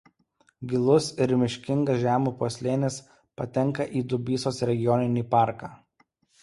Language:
Lithuanian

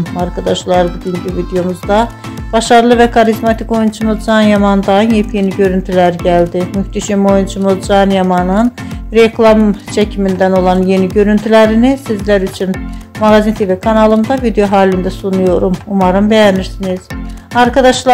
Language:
Turkish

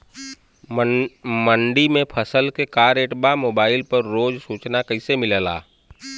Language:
Bhojpuri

